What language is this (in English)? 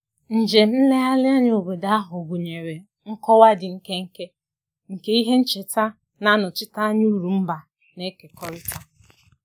Igbo